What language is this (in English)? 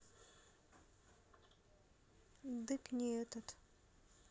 Russian